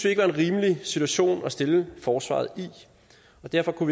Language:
Danish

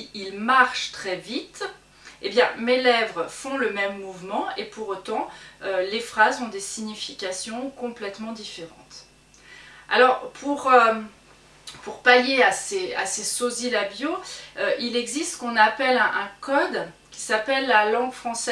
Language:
French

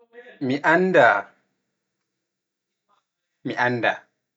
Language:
Pular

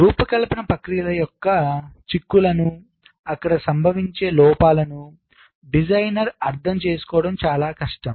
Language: Telugu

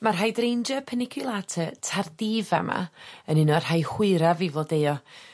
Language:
Welsh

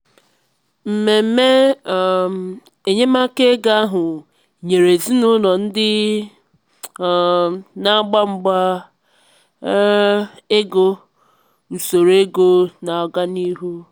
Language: Igbo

